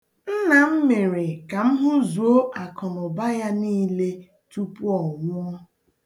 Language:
Igbo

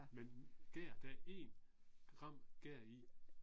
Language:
Danish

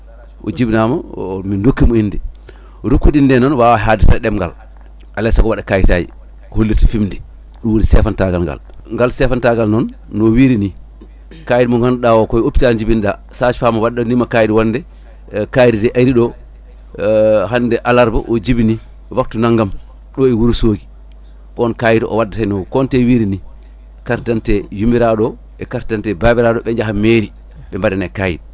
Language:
Fula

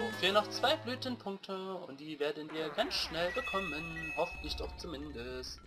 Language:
German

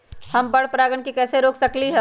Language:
Magahi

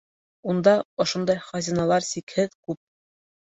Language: Bashkir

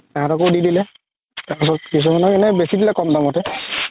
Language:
Assamese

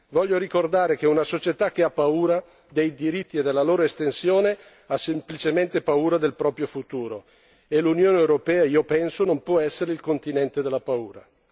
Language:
Italian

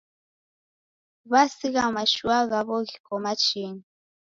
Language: Taita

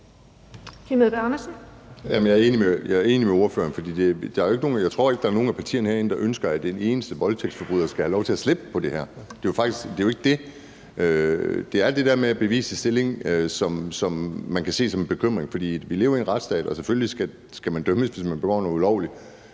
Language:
Danish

